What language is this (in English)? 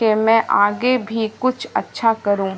Urdu